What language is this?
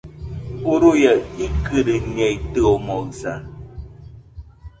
Nüpode Huitoto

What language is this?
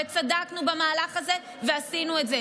Hebrew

